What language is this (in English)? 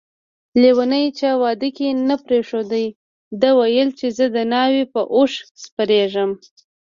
Pashto